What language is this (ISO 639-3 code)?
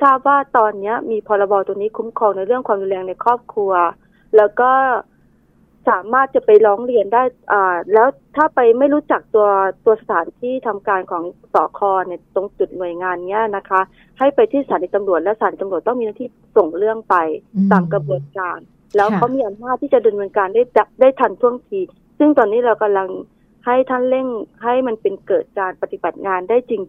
tha